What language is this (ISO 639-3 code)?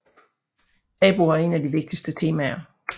dan